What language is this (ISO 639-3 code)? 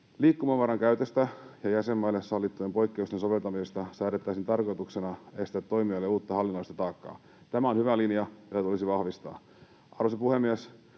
fin